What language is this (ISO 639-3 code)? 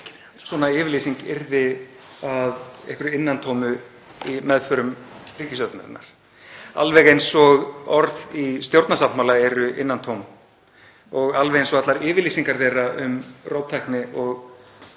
isl